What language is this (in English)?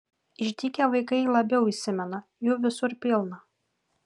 Lithuanian